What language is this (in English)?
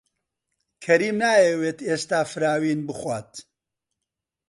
Central Kurdish